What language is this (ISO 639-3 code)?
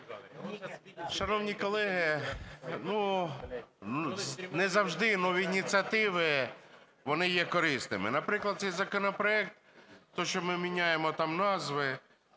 ukr